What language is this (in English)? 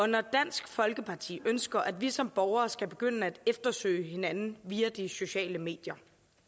Danish